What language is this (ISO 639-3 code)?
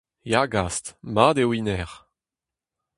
bre